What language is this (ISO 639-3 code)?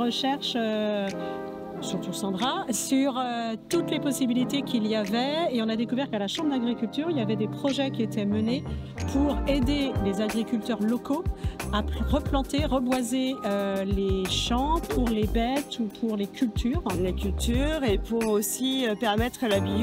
fra